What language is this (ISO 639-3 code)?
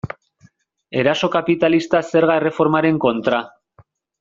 eus